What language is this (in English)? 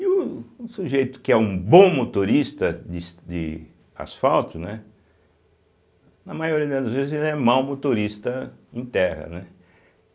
Portuguese